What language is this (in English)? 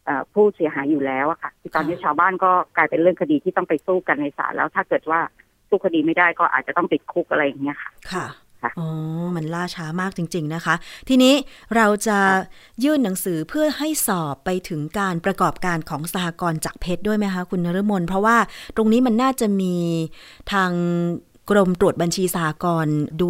Thai